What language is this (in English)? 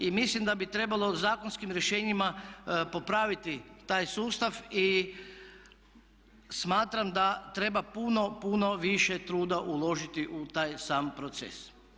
Croatian